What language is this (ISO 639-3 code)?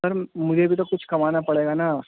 urd